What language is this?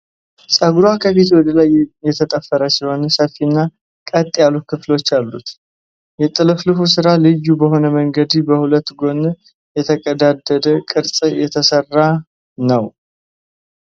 Amharic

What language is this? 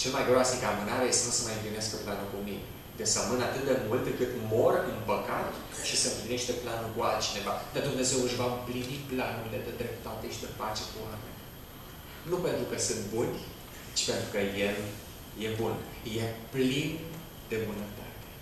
Romanian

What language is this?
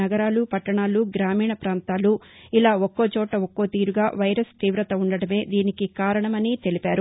Telugu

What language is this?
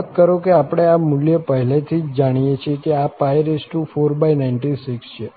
Gujarati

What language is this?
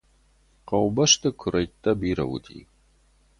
Ossetic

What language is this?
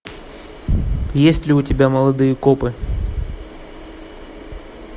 Russian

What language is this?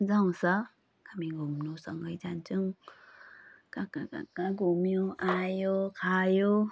Nepali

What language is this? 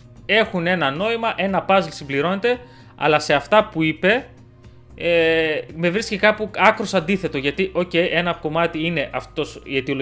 Greek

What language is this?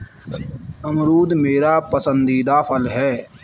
Hindi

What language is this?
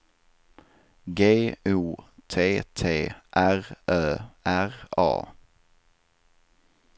Swedish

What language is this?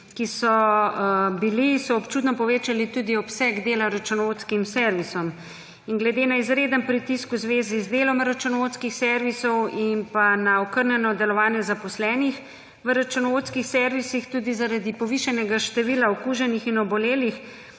Slovenian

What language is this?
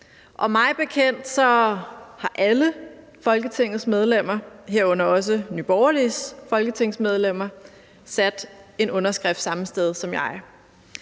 Danish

